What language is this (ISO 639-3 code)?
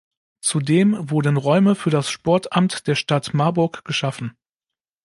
deu